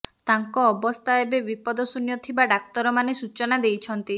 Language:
Odia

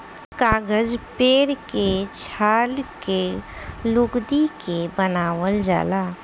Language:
Bhojpuri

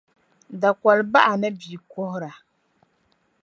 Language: Dagbani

